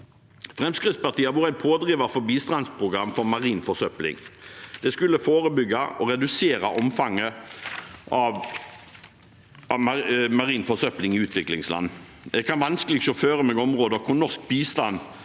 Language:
Norwegian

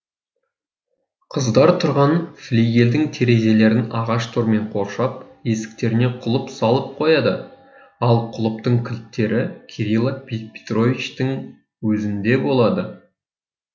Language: Kazakh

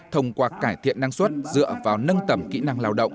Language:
Vietnamese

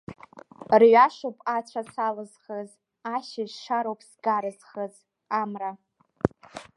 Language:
Abkhazian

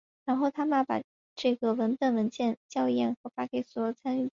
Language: Chinese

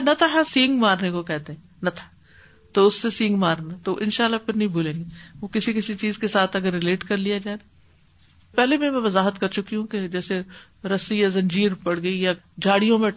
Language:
Urdu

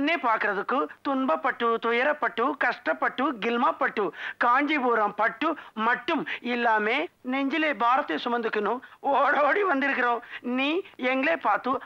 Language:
Tamil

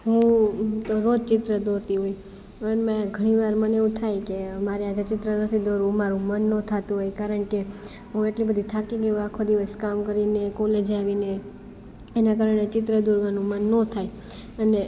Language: Gujarati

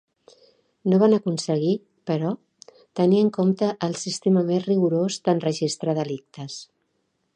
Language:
Catalan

